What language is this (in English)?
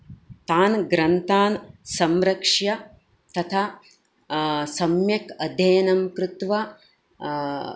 Sanskrit